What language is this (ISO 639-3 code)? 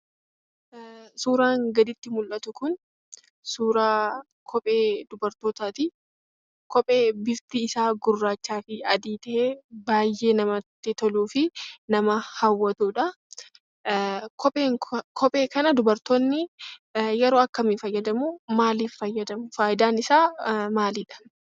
orm